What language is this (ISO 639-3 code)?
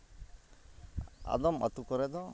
sat